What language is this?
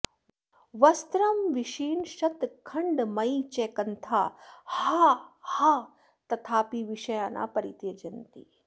Sanskrit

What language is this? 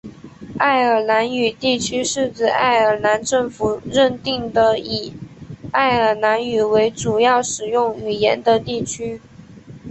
Chinese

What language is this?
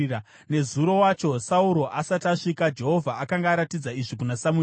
Shona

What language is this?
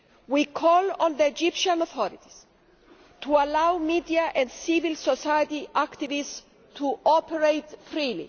English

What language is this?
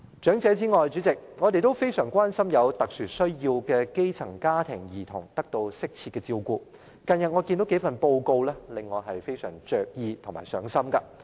Cantonese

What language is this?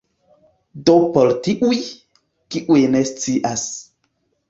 Esperanto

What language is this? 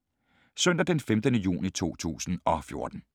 Danish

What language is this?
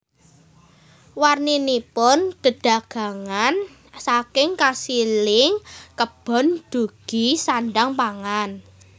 Javanese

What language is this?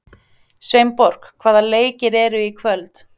Icelandic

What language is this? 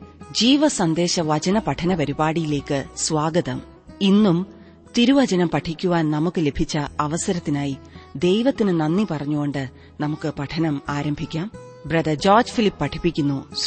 Malayalam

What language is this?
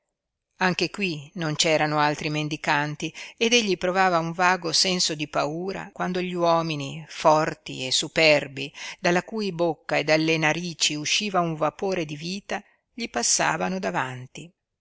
Italian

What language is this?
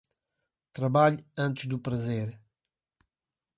Portuguese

